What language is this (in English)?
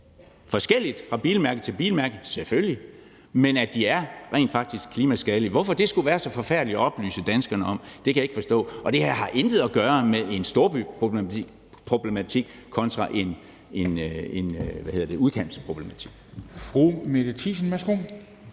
Danish